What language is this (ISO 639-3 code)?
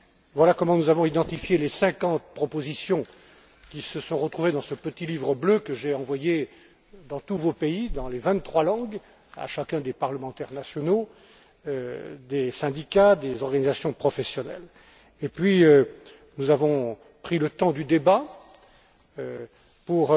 fra